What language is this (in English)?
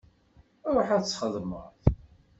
Kabyle